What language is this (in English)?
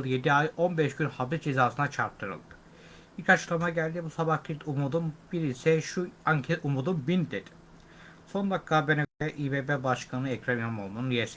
Turkish